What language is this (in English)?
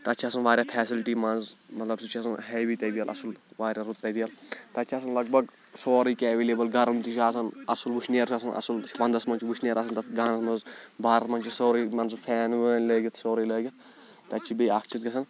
Kashmiri